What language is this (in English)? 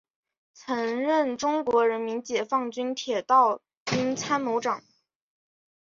Chinese